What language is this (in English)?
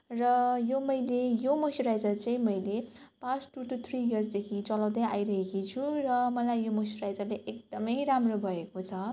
Nepali